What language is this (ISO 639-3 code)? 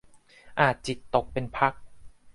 tha